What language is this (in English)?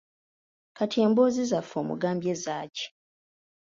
Ganda